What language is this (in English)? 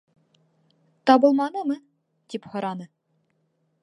Bashkir